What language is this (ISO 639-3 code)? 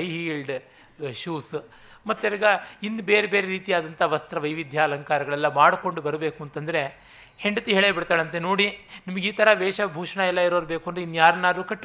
kan